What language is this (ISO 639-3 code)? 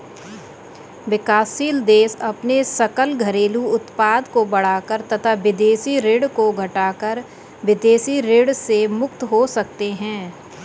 hin